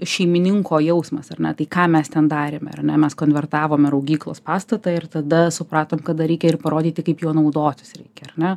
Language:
Lithuanian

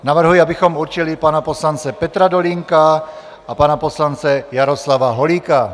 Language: Czech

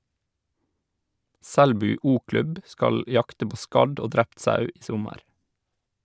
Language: Norwegian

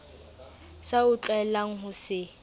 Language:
Southern Sotho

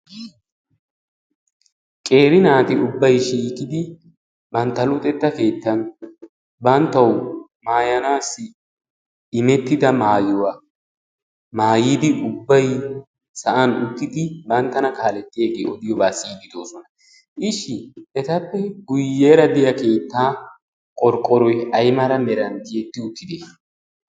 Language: Wolaytta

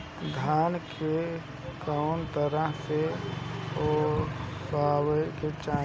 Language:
Bhojpuri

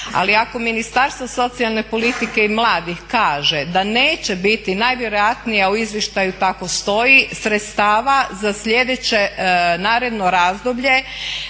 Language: Croatian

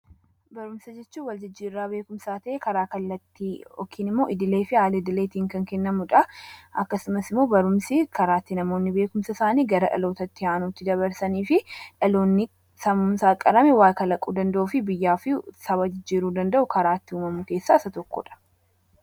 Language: Oromo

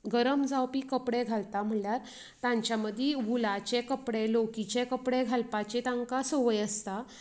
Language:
Konkani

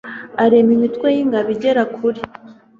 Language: Kinyarwanda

